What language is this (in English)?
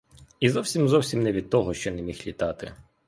Ukrainian